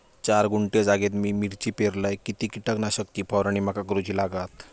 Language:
Marathi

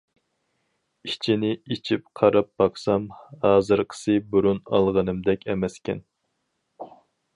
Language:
Uyghur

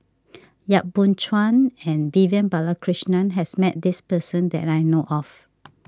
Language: English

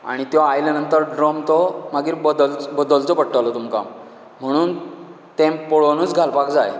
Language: Konkani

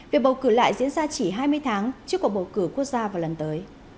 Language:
Vietnamese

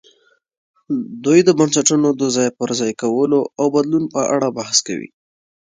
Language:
Pashto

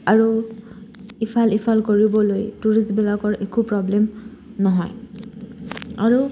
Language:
Assamese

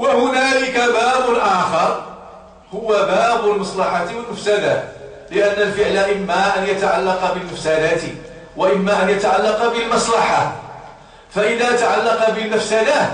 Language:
Arabic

